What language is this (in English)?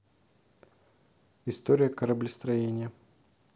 Russian